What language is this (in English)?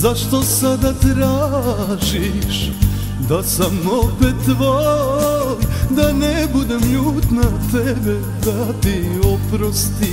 Romanian